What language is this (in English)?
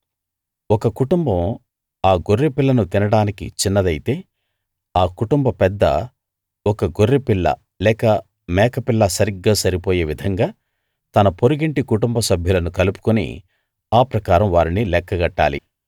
Telugu